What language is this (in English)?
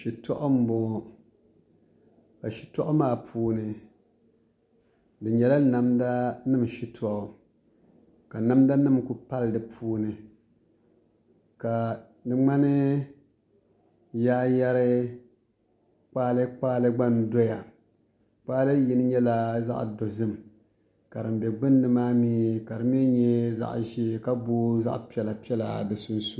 Dagbani